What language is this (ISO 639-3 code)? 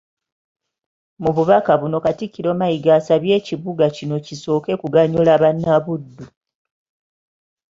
lug